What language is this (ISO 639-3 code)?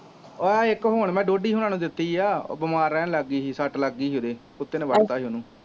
pan